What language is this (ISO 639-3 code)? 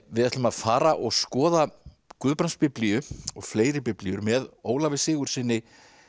isl